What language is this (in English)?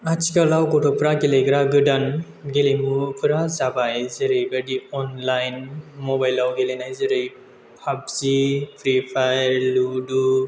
Bodo